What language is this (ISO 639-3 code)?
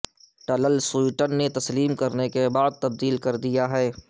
urd